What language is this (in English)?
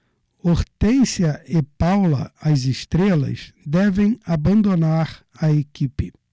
Portuguese